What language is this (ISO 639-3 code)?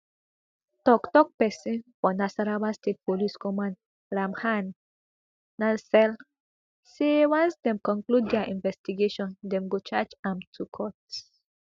pcm